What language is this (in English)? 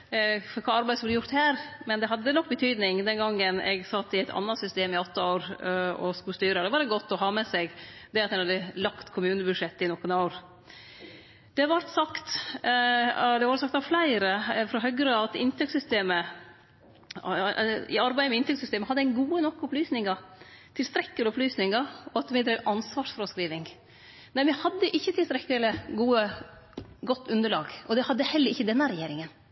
Norwegian Nynorsk